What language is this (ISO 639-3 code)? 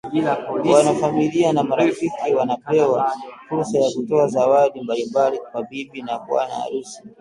swa